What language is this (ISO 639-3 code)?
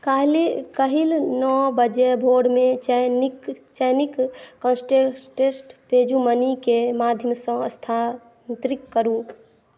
mai